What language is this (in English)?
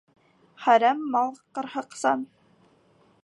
Bashkir